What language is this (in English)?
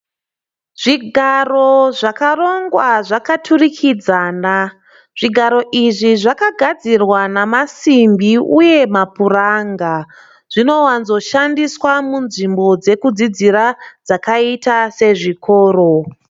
Shona